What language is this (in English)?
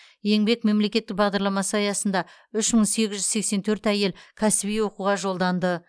Kazakh